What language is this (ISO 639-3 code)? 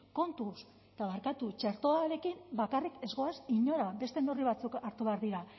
eus